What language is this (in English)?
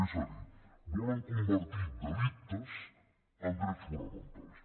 Catalan